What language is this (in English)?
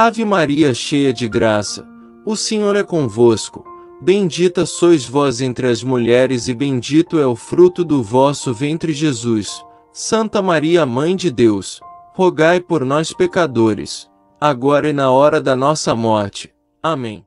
Portuguese